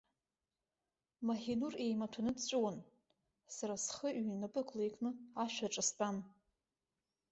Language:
Abkhazian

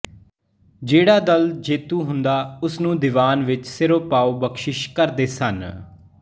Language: Punjabi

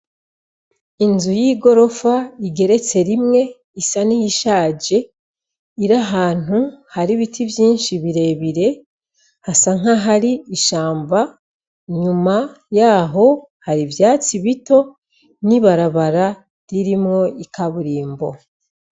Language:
Rundi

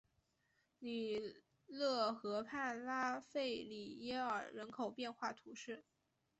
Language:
Chinese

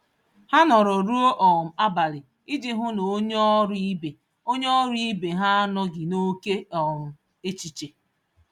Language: Igbo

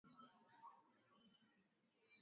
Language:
Swahili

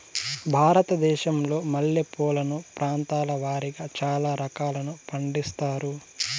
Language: Telugu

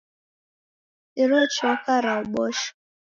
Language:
Taita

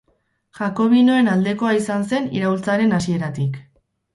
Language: Basque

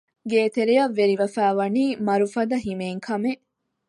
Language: Divehi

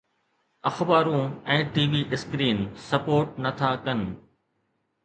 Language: Sindhi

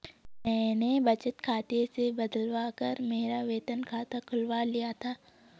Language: Hindi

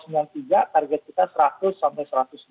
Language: Indonesian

